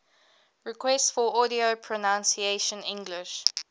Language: English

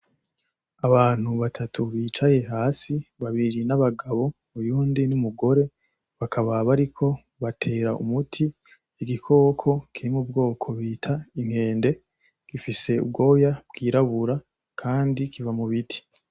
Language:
Rundi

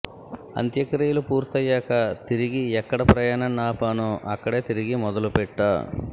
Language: Telugu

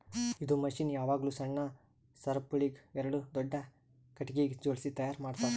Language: Kannada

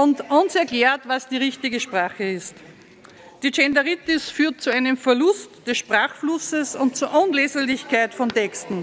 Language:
German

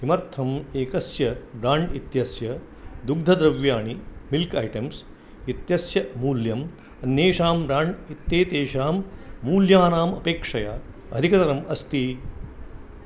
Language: Sanskrit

